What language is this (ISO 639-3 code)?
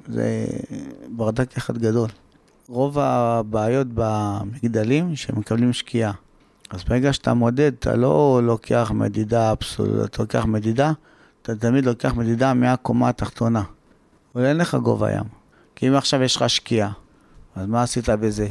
heb